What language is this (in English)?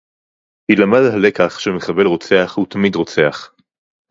Hebrew